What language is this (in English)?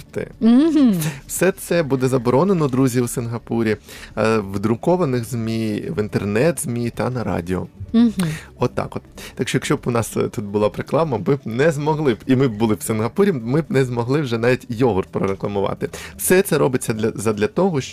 Ukrainian